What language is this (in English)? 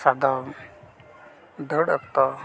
Santali